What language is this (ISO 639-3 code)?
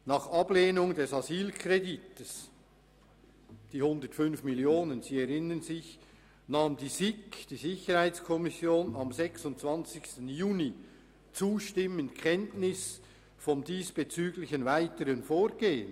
gsw